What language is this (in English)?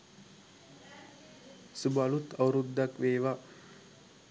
Sinhala